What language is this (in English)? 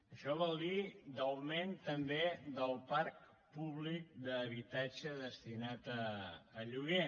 Catalan